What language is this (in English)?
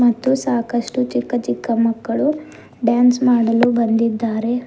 Kannada